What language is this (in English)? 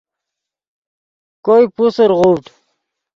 Yidgha